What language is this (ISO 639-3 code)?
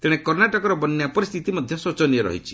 ori